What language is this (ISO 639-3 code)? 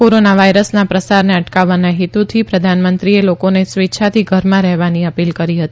guj